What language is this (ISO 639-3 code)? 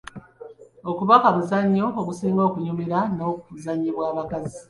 lug